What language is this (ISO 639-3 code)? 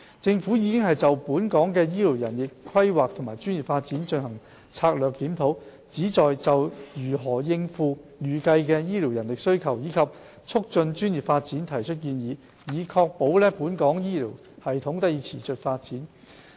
yue